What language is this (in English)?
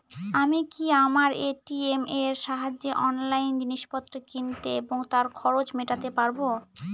Bangla